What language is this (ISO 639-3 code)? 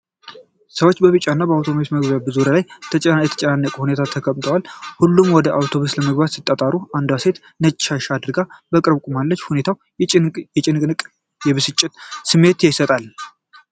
amh